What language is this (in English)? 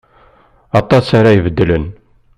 Kabyle